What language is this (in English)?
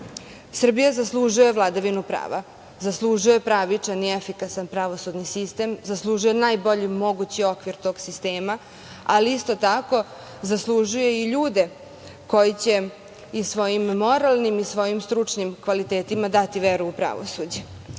Serbian